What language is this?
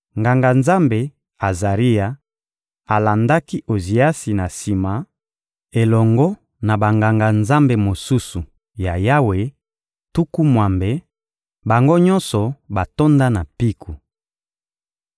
Lingala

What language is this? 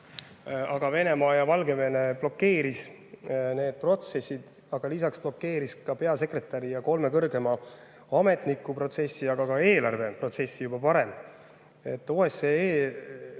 Estonian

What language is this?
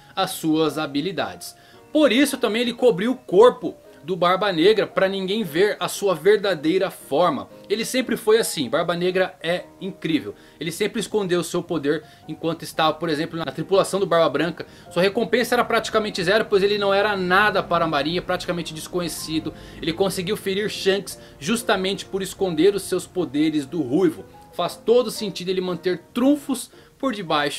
Portuguese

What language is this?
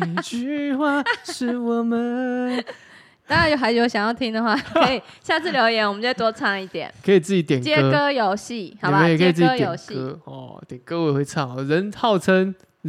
Chinese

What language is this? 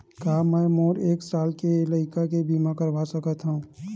Chhattisgarhi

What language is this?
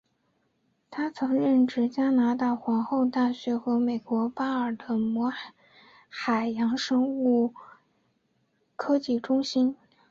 Chinese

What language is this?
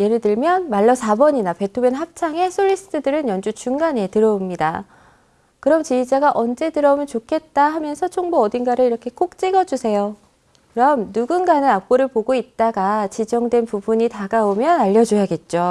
Korean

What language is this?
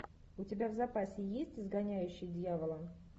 Russian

